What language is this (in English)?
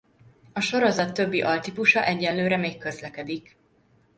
Hungarian